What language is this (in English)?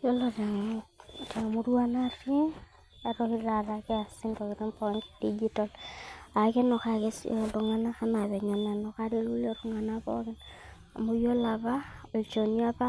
Masai